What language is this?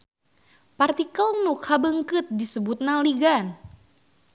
Sundanese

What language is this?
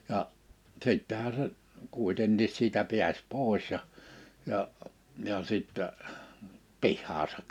Finnish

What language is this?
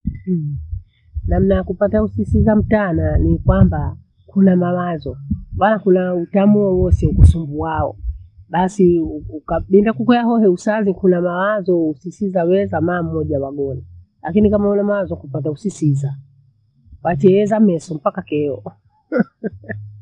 Bondei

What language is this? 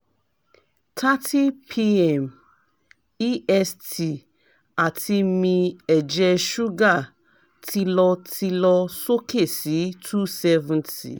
Yoruba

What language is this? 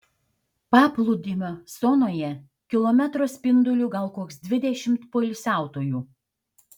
Lithuanian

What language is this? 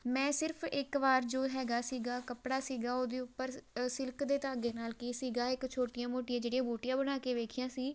Punjabi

